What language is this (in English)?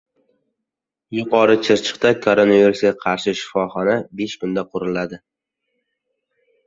Uzbek